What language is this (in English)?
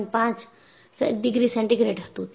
Gujarati